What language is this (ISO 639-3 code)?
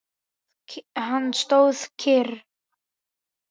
isl